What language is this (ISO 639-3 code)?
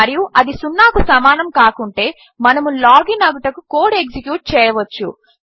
tel